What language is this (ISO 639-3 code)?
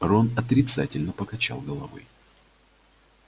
rus